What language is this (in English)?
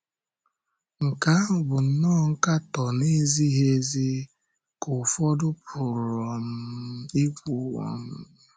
Igbo